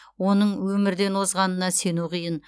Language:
Kazakh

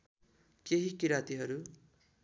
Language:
Nepali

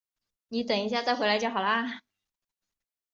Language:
Chinese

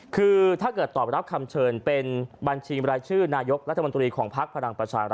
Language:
Thai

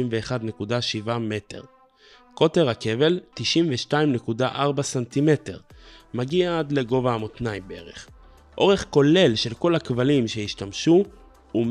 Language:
Hebrew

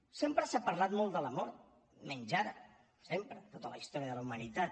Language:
Catalan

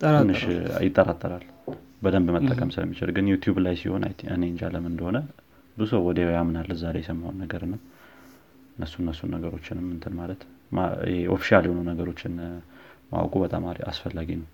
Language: Amharic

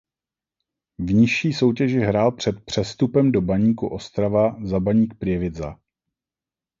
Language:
Czech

